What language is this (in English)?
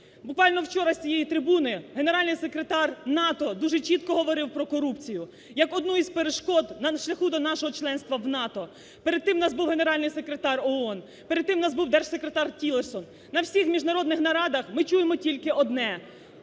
Ukrainian